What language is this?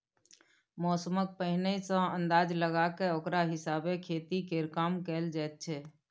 Maithili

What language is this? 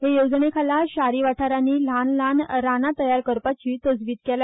Konkani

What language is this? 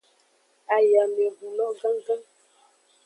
Aja (Benin)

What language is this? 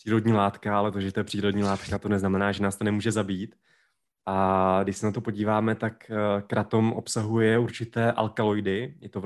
Czech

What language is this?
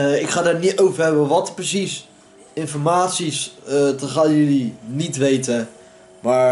Dutch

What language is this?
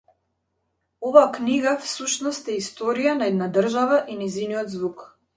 Macedonian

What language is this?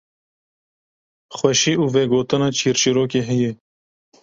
Kurdish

